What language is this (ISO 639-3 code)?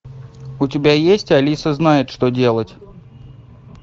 rus